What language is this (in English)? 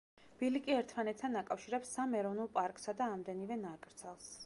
Georgian